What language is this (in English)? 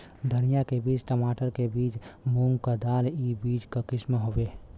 Bhojpuri